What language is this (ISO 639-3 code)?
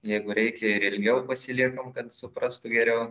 lit